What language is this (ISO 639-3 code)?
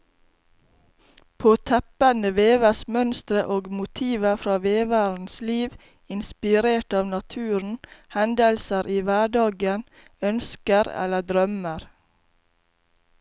nor